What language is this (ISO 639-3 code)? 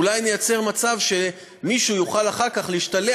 heb